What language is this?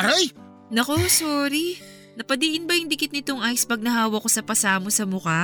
Filipino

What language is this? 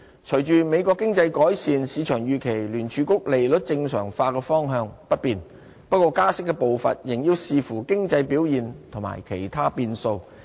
Cantonese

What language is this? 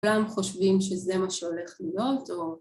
Hebrew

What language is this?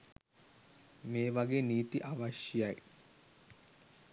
Sinhala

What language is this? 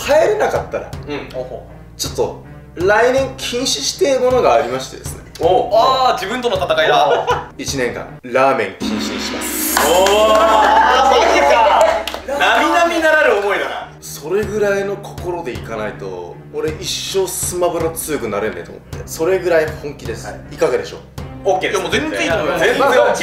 Japanese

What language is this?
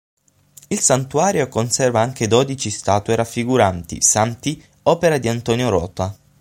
Italian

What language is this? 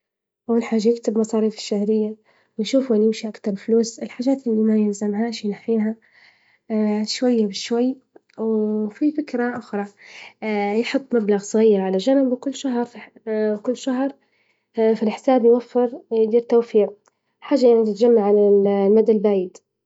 Libyan Arabic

